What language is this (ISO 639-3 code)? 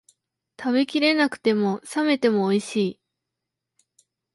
jpn